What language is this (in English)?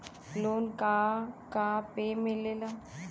Bhojpuri